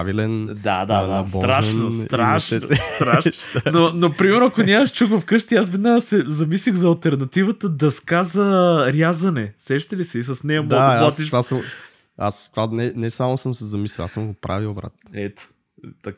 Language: Bulgarian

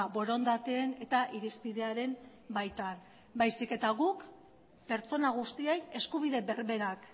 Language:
Basque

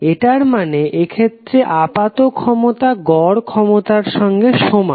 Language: Bangla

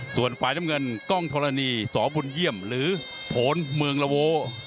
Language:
Thai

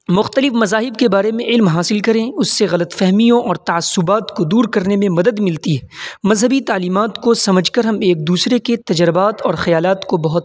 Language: Urdu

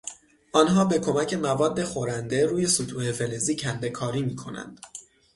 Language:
Persian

